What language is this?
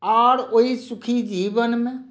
Maithili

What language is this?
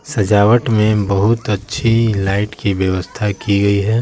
Hindi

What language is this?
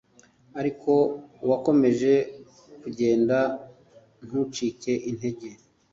Kinyarwanda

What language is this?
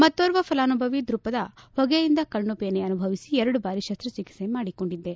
Kannada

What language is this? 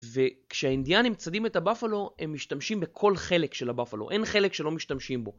Hebrew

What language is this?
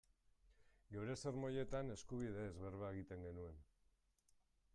Basque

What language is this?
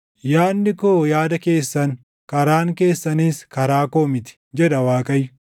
Oromo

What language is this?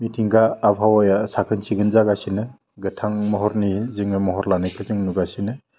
Bodo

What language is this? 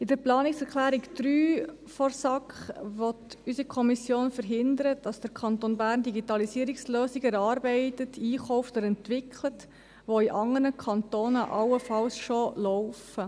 Swiss German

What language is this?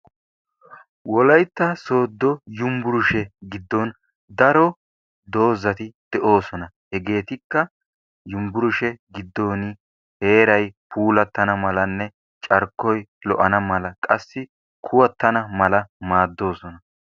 Wolaytta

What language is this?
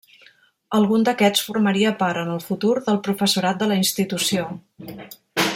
Catalan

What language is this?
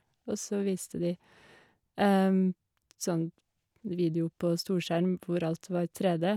Norwegian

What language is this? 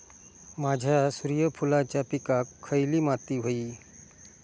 Marathi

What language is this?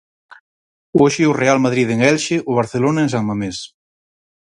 Galician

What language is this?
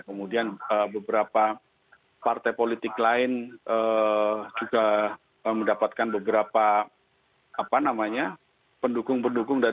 Indonesian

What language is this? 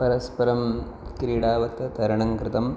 Sanskrit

